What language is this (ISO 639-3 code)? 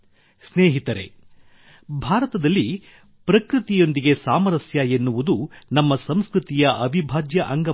kan